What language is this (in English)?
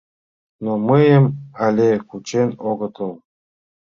Mari